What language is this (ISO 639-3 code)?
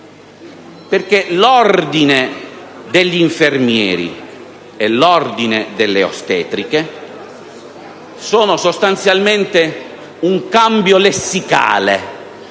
ita